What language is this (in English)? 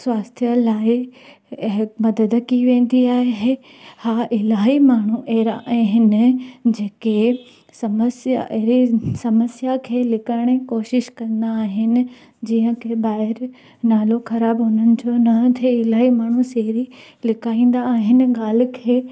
Sindhi